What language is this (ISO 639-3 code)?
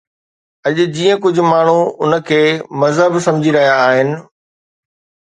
snd